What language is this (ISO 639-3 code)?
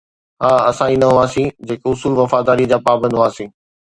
snd